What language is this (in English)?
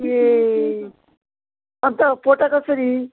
Nepali